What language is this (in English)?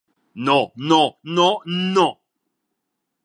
Catalan